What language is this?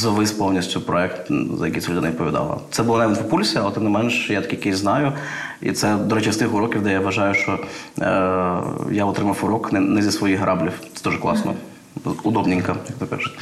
Ukrainian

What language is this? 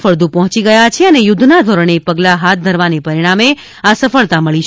Gujarati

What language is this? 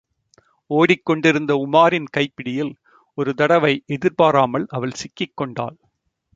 Tamil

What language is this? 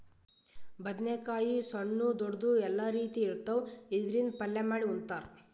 Kannada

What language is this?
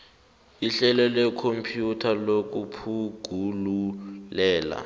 South Ndebele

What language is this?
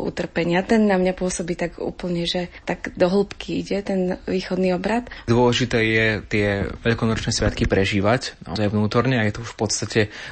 Slovak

